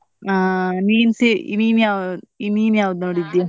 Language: Kannada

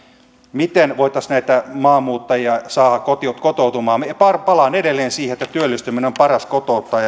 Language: Finnish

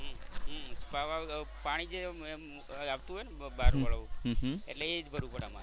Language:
Gujarati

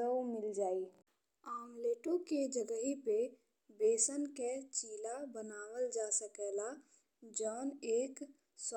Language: Bhojpuri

